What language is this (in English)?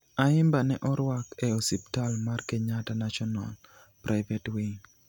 Luo (Kenya and Tanzania)